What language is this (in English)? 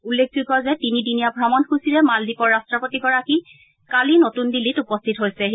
Assamese